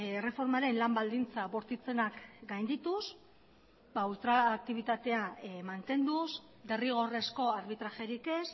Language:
Basque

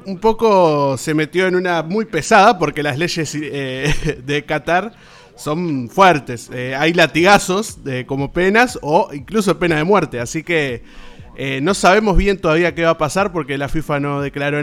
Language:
Spanish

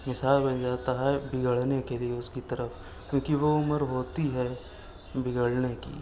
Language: Urdu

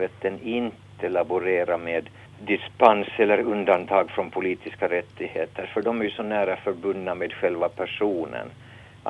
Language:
Swedish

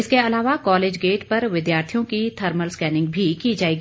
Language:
Hindi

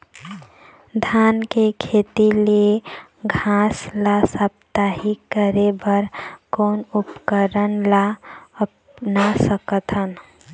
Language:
Chhattisgarhi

